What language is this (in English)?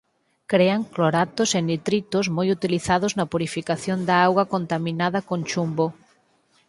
Galician